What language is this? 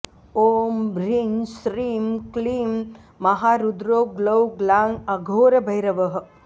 Sanskrit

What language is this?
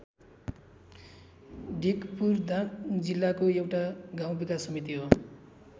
Nepali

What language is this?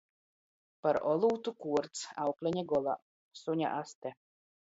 Latgalian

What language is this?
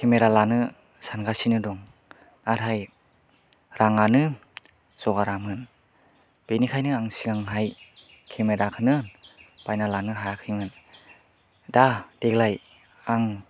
Bodo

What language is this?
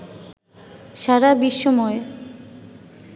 Bangla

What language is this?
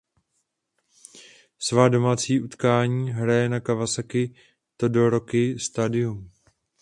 Czech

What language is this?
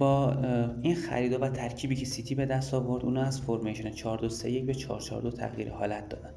Persian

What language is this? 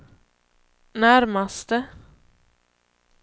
Swedish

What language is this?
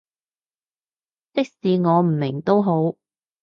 Cantonese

